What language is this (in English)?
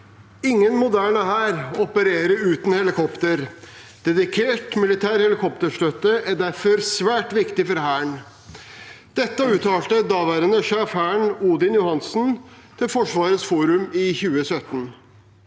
Norwegian